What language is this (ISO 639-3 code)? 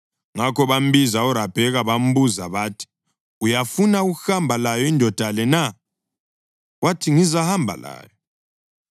nde